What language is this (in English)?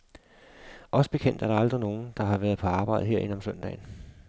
Danish